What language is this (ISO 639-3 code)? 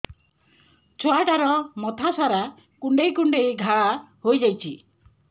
ori